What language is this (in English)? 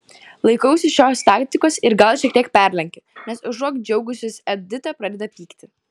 Lithuanian